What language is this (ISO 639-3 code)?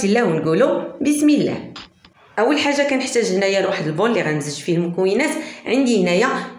ara